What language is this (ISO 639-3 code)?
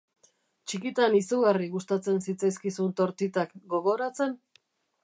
eus